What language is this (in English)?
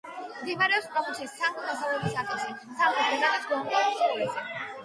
Georgian